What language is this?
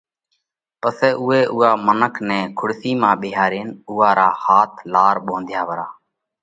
Parkari Koli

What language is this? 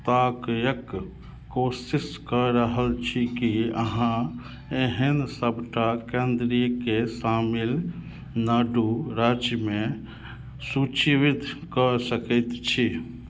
Maithili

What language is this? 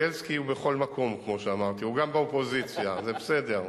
Hebrew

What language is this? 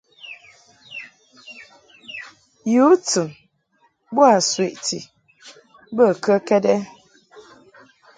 Mungaka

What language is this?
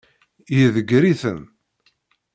Kabyle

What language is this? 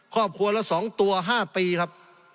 Thai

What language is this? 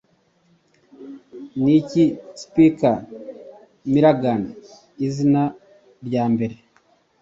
Kinyarwanda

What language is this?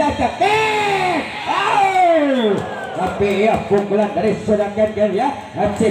Romanian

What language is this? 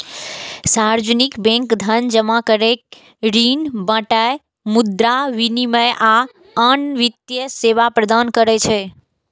Maithili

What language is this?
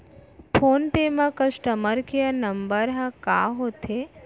Chhattisgarhi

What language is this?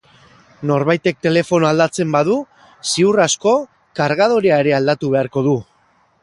Basque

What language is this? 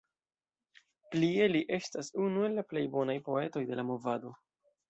Esperanto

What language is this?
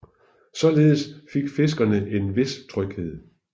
Danish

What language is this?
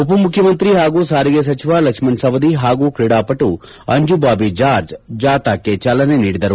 Kannada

